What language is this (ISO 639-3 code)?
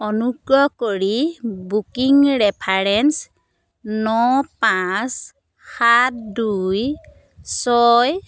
asm